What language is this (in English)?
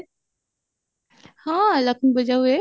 Odia